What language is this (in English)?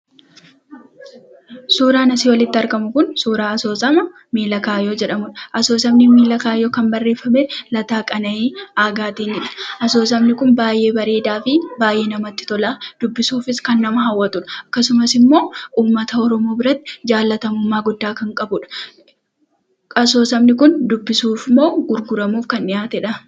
Oromo